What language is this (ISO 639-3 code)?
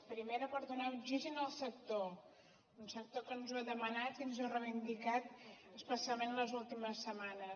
cat